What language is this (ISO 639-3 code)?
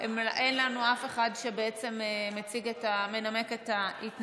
heb